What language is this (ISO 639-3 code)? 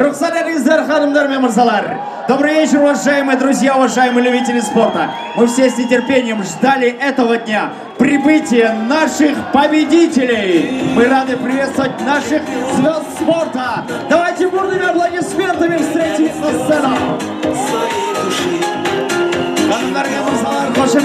rus